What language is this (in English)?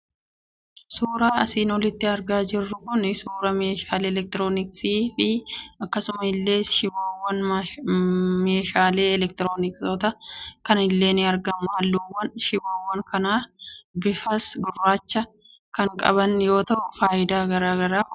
Oromo